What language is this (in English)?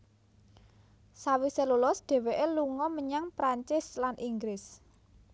Javanese